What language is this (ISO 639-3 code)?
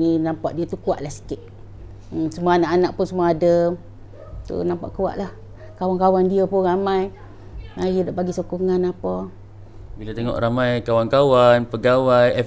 msa